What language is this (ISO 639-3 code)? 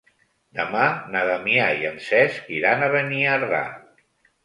cat